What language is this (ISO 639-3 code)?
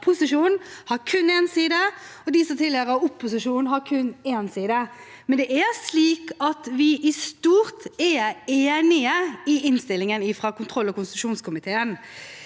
nor